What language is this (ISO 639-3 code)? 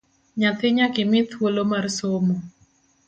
luo